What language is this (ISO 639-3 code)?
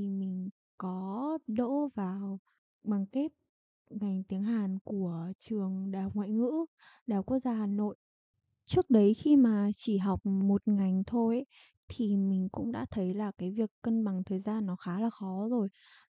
vie